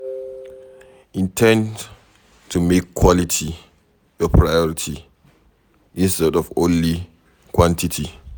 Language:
Nigerian Pidgin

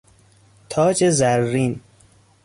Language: Persian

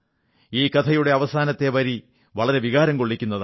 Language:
Malayalam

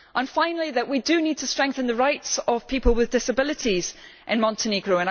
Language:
English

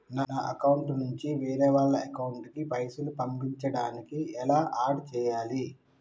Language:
Telugu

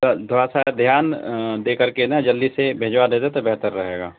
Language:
Urdu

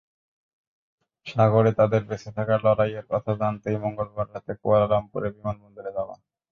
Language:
Bangla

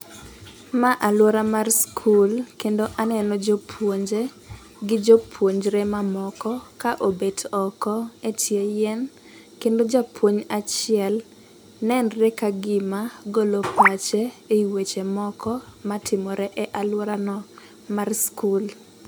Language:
Luo (Kenya and Tanzania)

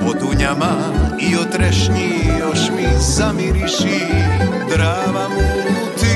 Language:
Croatian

